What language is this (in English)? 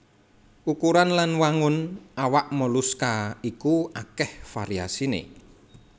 Javanese